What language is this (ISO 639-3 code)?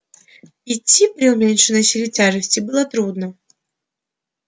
rus